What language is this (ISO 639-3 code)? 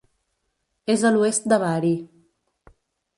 cat